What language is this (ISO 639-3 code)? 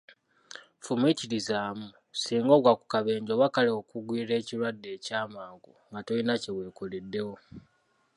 lug